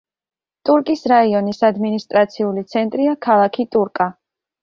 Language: Georgian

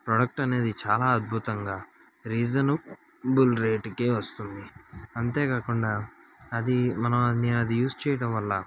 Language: Telugu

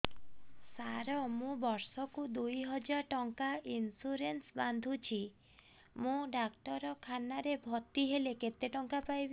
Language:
Odia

